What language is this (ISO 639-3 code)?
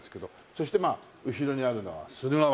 jpn